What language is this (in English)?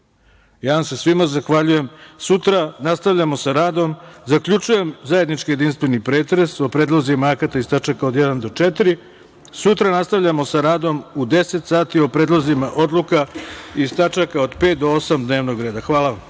Serbian